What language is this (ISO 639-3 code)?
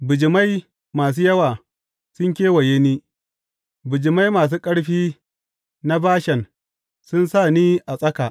hau